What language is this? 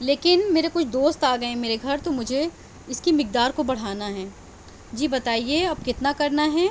Urdu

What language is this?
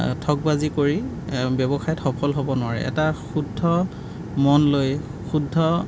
Assamese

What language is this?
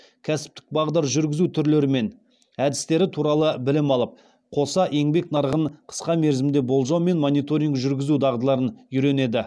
Kazakh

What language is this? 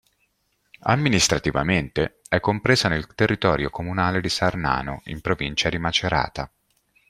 Italian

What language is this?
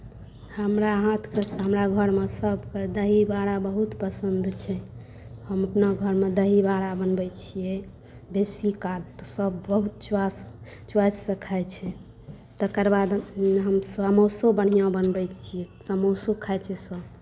Maithili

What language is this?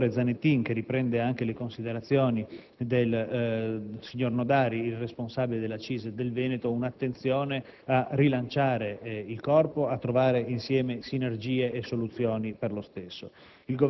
Italian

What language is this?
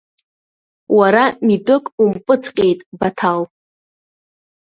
Abkhazian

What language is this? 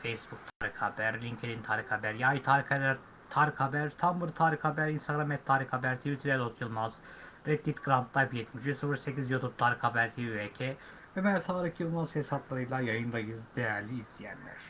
Turkish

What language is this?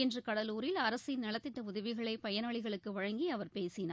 Tamil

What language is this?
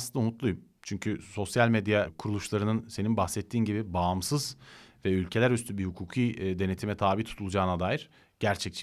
Turkish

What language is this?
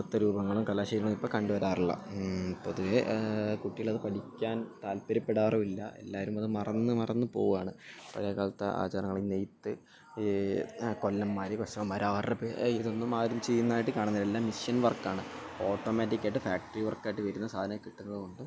Malayalam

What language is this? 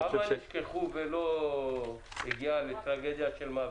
Hebrew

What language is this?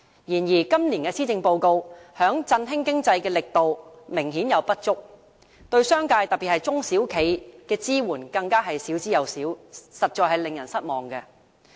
Cantonese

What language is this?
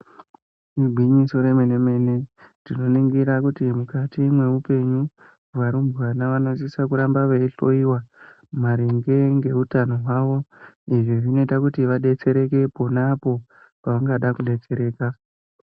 Ndau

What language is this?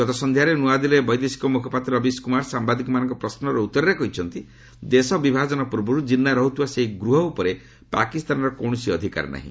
Odia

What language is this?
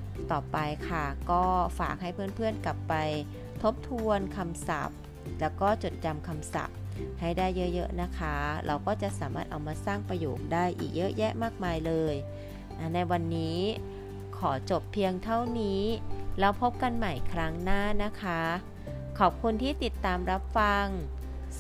Thai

